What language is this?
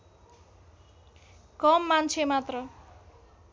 Nepali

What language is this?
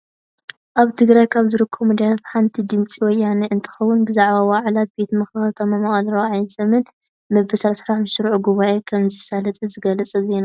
Tigrinya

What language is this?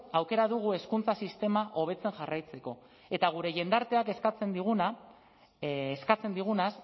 Basque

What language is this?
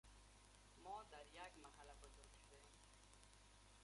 Persian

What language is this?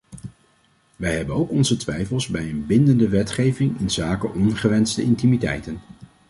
Dutch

